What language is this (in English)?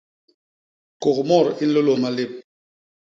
Basaa